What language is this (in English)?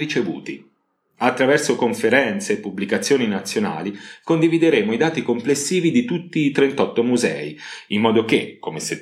Italian